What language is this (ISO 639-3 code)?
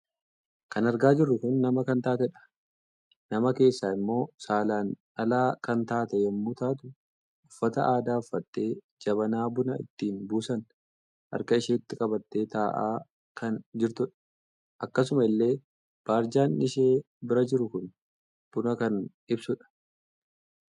orm